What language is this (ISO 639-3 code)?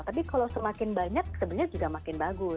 ind